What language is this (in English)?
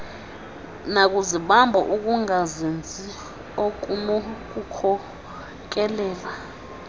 Xhosa